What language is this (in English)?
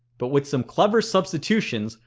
English